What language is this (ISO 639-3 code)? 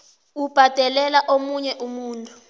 nbl